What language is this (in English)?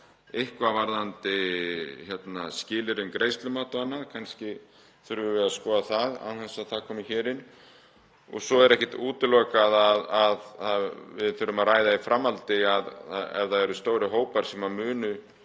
Icelandic